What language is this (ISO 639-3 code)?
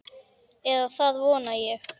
isl